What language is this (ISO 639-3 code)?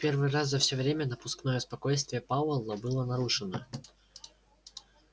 rus